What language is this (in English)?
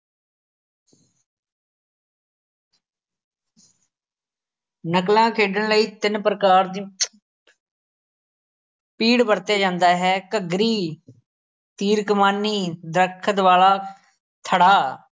Punjabi